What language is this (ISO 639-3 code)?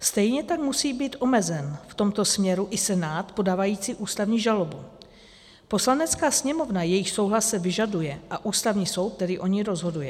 ces